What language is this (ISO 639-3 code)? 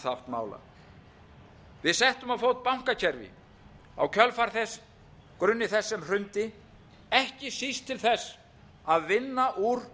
isl